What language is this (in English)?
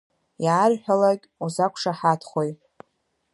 Abkhazian